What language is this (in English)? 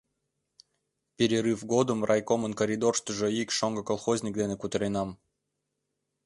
Mari